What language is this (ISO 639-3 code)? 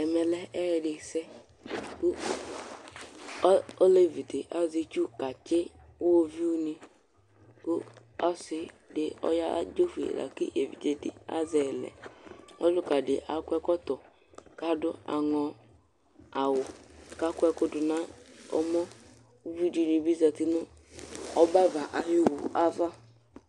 kpo